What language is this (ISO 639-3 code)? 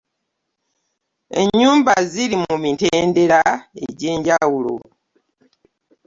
lug